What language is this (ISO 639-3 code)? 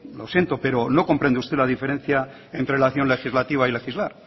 spa